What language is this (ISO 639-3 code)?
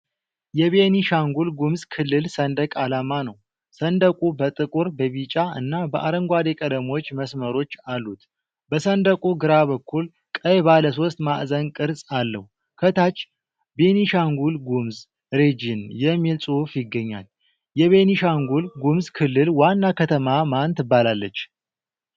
amh